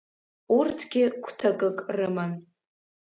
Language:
Abkhazian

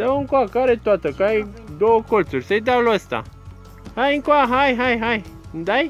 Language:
Romanian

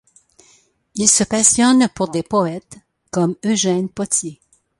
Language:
French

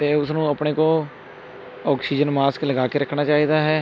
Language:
Punjabi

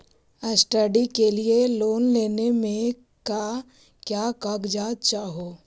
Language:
Magahi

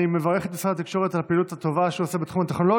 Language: Hebrew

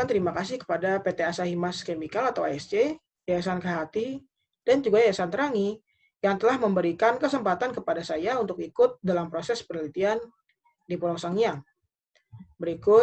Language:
Indonesian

